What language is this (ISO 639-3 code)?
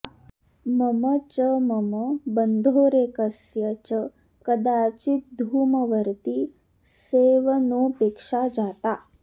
san